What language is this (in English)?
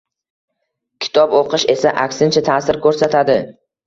Uzbek